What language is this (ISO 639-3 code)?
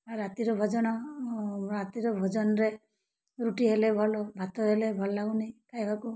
ori